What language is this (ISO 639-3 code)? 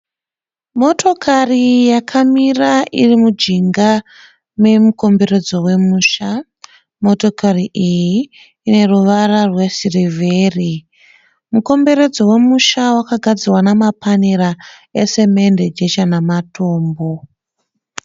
sna